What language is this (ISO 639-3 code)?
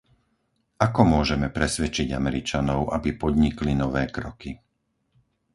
slk